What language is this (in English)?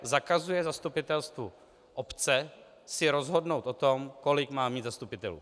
Czech